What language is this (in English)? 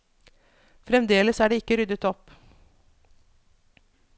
Norwegian